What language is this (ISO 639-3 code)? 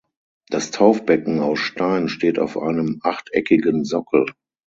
deu